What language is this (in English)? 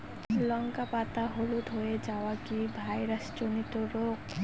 Bangla